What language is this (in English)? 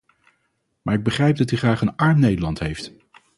Dutch